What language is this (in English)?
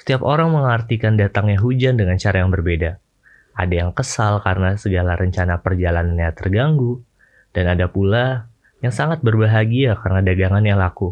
Indonesian